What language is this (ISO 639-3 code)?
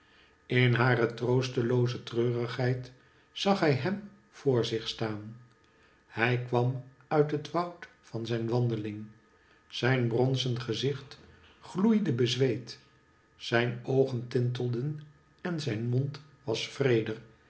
nld